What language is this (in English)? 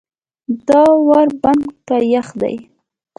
Pashto